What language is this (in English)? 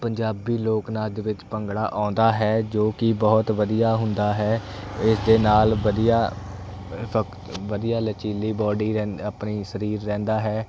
Punjabi